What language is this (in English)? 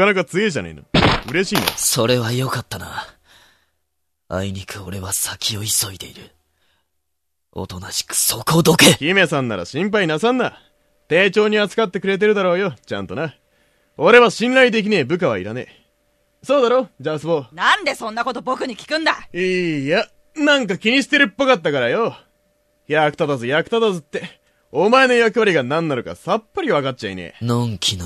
Japanese